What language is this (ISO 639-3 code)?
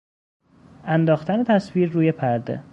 fas